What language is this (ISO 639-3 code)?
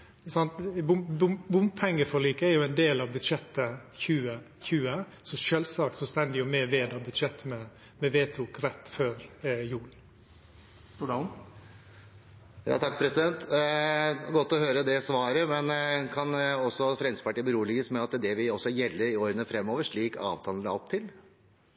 nor